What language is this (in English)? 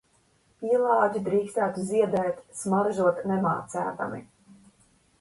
Latvian